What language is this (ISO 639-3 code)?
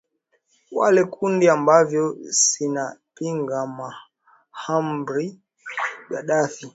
swa